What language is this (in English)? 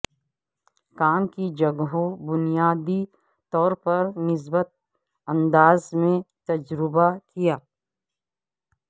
Urdu